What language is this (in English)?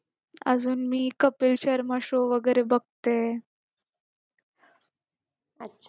Marathi